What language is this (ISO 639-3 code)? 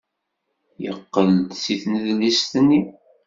kab